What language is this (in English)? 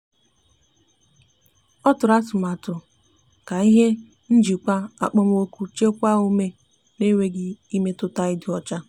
Igbo